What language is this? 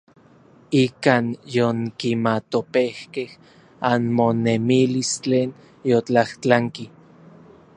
Orizaba Nahuatl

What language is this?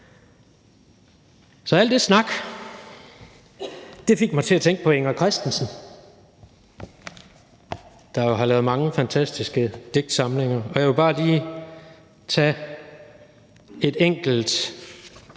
Danish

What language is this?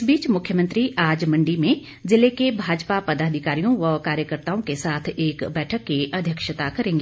Hindi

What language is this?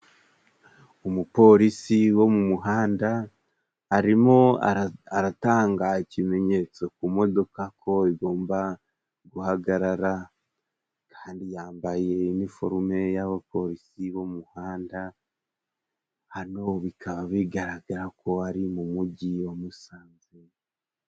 Kinyarwanda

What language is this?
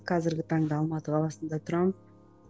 Kazakh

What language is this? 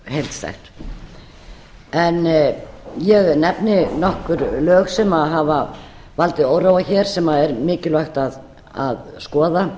Icelandic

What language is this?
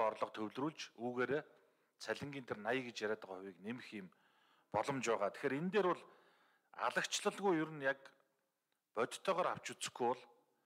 Turkish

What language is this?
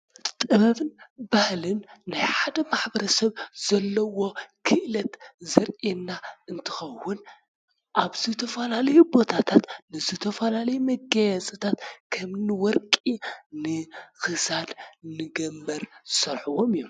Tigrinya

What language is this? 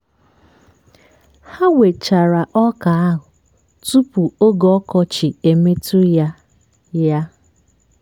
Igbo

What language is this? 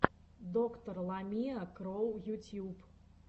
Russian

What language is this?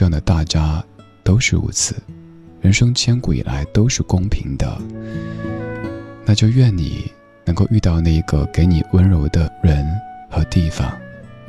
Chinese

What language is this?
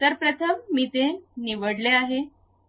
Marathi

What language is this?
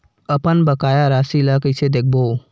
Chhattisgarhi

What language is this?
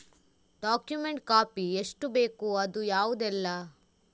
Kannada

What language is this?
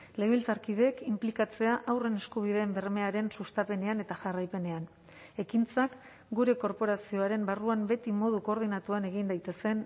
Basque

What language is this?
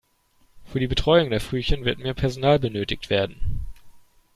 German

